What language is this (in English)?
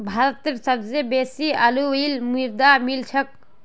Magahi